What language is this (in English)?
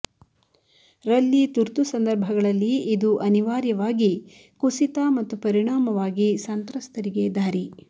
Kannada